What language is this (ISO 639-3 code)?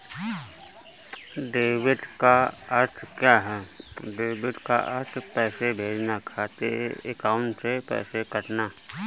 hin